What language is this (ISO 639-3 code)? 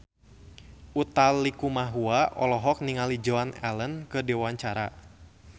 sun